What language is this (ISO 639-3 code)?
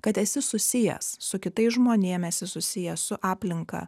lit